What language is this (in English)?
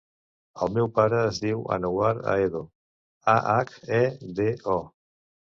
Catalan